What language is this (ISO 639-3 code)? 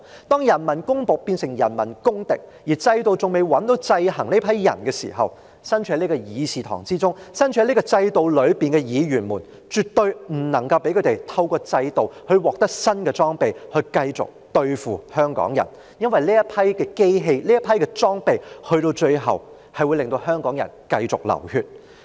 yue